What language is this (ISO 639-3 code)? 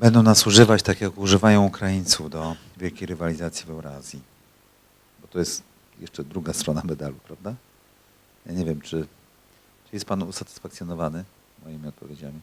pol